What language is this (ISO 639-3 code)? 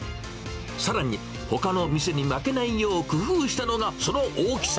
jpn